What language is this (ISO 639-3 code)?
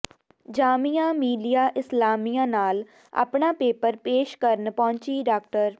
pan